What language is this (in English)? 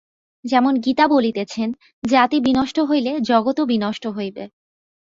Bangla